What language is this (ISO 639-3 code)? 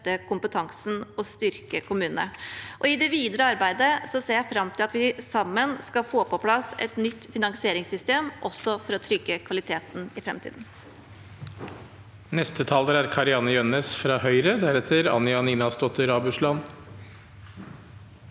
nor